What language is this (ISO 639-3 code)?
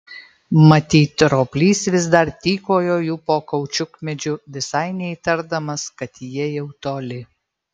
lit